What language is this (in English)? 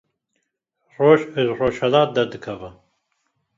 Kurdish